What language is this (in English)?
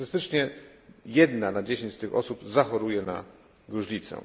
Polish